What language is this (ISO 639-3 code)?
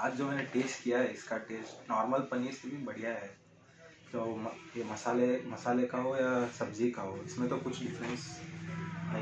hin